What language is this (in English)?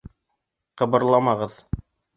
Bashkir